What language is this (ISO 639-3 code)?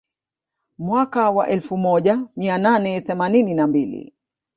swa